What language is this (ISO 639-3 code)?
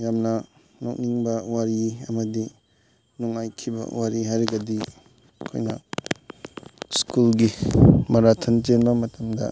mni